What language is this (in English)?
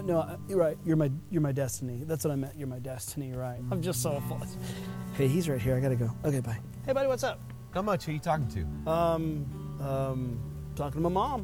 English